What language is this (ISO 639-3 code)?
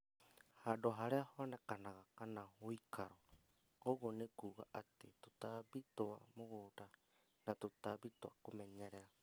kik